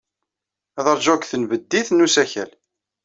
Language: Kabyle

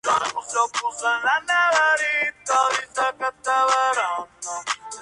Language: Spanish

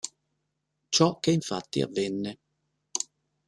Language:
Italian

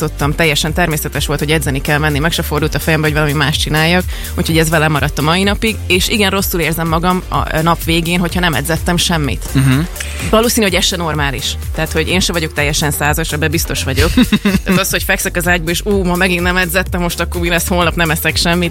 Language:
Hungarian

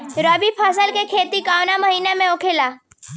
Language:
Bhojpuri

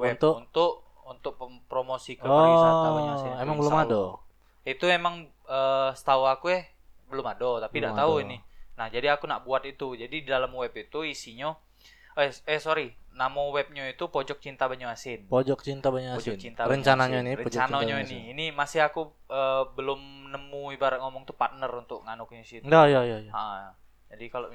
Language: Indonesian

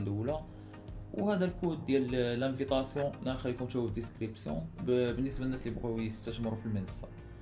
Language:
Arabic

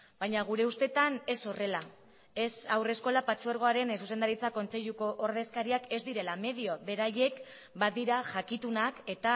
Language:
Basque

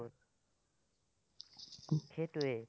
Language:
Assamese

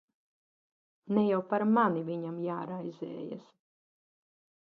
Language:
Latvian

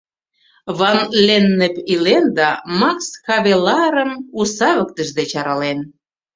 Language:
Mari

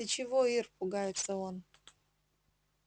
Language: Russian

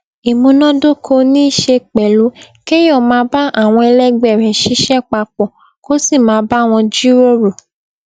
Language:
Yoruba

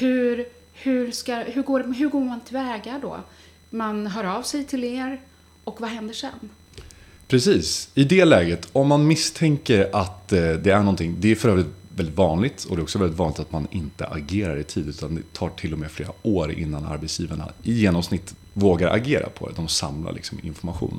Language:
Swedish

